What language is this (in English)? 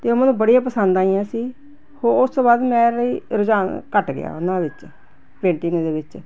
Punjabi